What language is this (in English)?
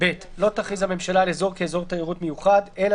Hebrew